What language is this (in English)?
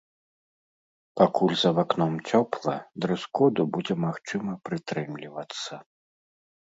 Belarusian